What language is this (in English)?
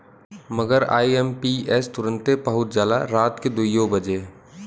Bhojpuri